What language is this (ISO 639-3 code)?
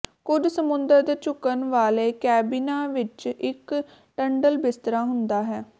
pan